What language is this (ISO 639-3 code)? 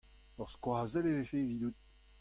bre